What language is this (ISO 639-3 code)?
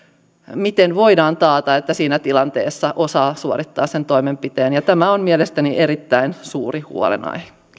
fin